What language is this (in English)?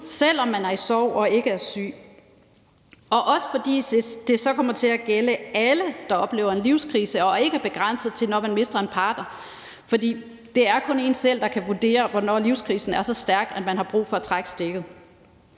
Danish